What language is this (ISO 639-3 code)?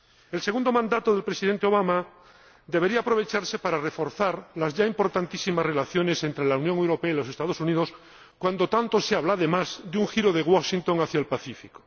spa